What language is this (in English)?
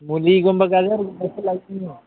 Manipuri